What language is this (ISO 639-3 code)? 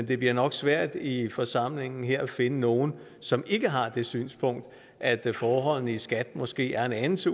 dan